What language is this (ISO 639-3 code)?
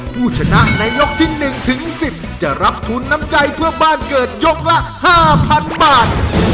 tha